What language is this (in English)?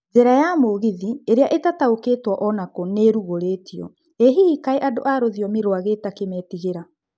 Kikuyu